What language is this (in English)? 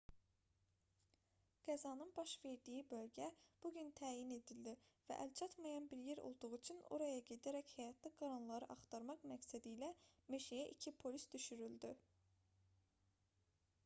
Azerbaijani